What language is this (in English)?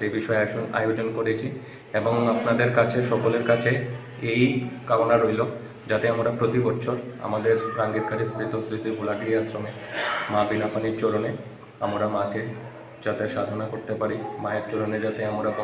Bangla